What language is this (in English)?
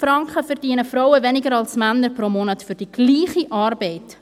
Swiss German